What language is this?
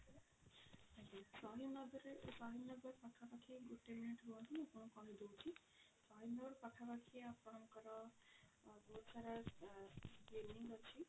Odia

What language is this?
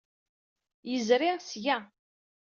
Kabyle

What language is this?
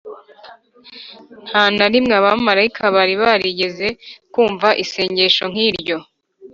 Kinyarwanda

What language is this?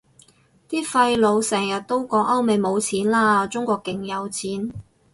Cantonese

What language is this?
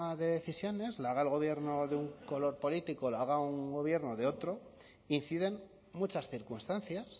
Spanish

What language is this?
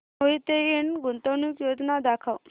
Marathi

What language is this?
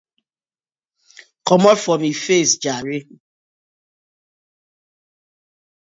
Nigerian Pidgin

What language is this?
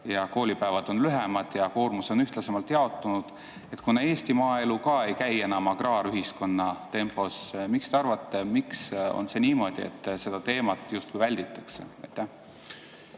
Estonian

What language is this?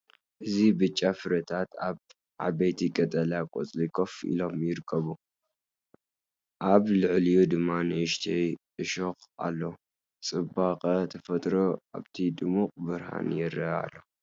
Tigrinya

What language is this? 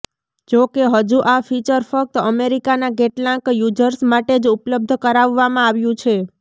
Gujarati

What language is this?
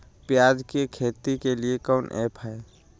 Magahi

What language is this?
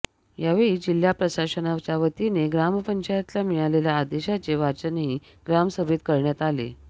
Marathi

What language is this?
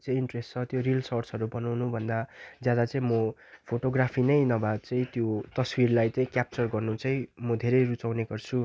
Nepali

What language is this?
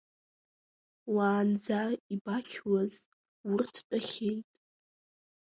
Abkhazian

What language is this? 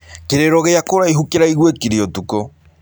Kikuyu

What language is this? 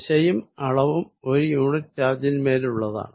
Malayalam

